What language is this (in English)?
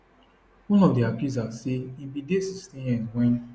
Nigerian Pidgin